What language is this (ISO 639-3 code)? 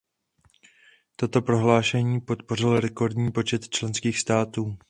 ces